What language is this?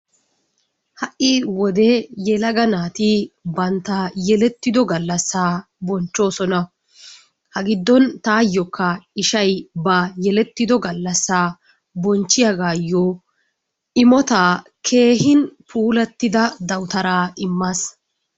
Wolaytta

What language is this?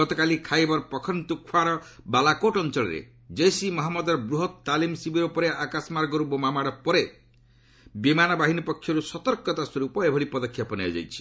Odia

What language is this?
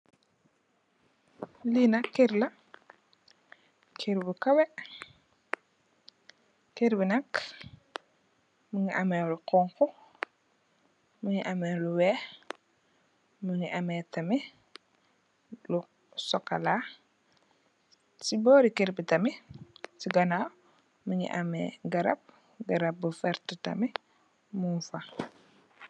Wolof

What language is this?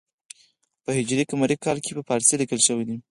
Pashto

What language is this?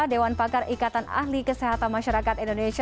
Indonesian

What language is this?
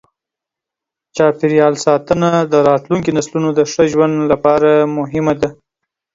Pashto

